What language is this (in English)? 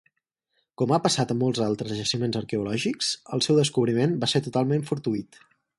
Catalan